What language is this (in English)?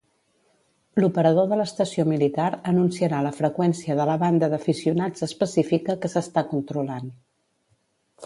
Catalan